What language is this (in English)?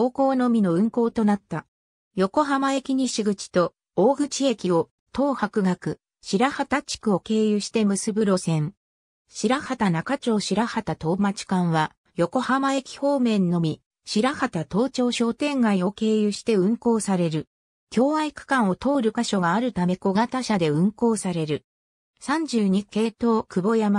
Japanese